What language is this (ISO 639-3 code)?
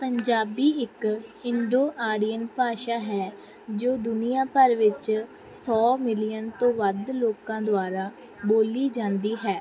pan